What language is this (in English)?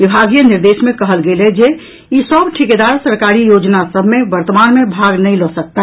Maithili